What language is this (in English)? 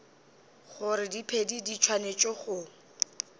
Northern Sotho